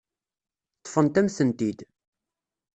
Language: Kabyle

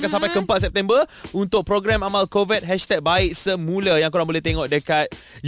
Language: Malay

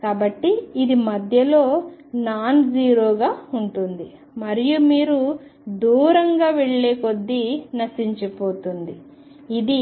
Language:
Telugu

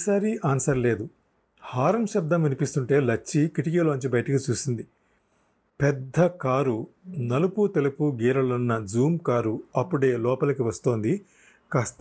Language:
Telugu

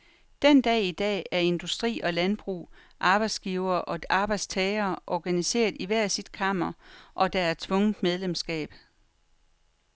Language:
Danish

